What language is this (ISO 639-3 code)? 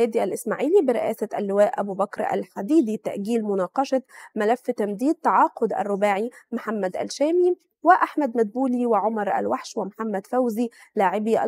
ara